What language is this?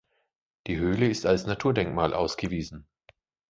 German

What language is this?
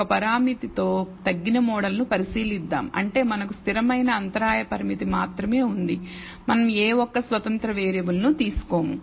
Telugu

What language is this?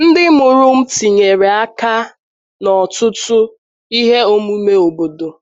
Igbo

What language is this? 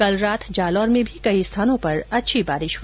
Hindi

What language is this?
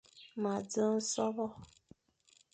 Fang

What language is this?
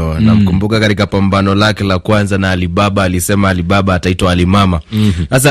Swahili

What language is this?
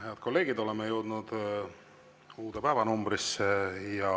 Estonian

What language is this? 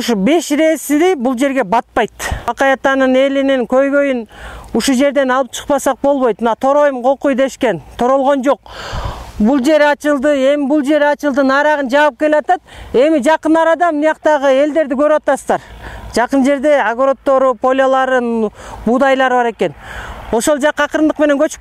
Turkish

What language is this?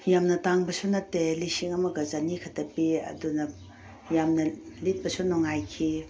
Manipuri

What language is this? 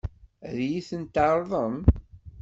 Kabyle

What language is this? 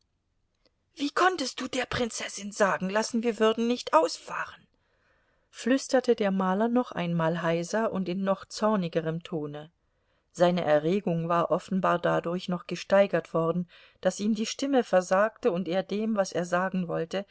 German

